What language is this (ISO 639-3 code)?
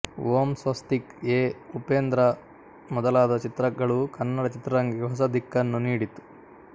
kan